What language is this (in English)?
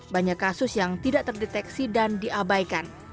Indonesian